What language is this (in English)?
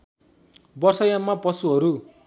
Nepali